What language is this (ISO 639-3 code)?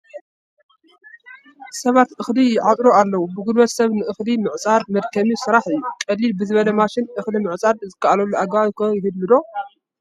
tir